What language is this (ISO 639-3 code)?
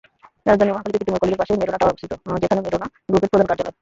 ben